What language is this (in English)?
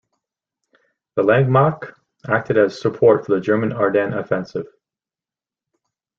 English